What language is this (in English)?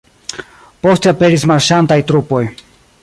Esperanto